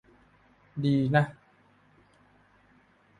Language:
Thai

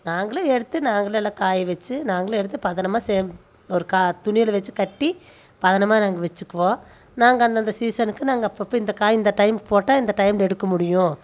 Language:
Tamil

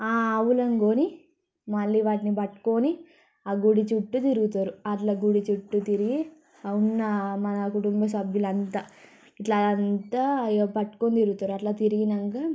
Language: Telugu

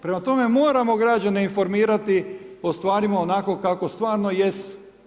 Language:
Croatian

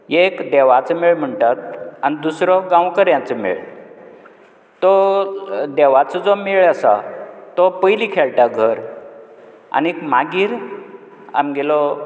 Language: Konkani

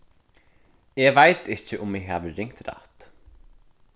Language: Faroese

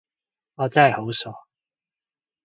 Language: Cantonese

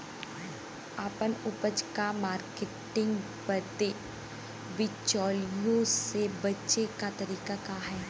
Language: Bhojpuri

